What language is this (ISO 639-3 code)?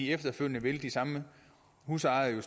dan